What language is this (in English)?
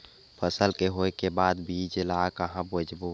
Chhattisgarhi